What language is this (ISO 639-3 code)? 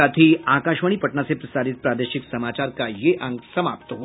hin